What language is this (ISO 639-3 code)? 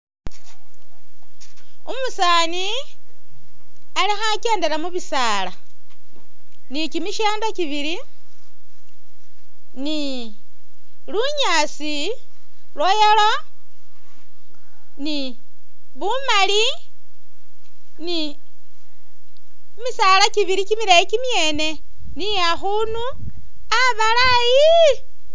myx